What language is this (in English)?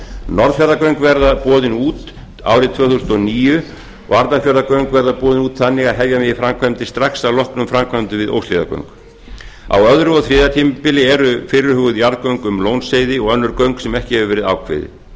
Icelandic